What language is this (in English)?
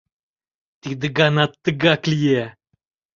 Mari